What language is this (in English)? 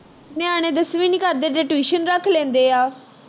Punjabi